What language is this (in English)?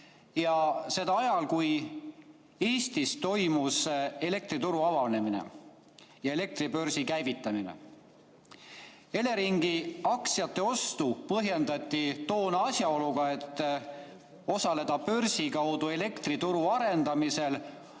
Estonian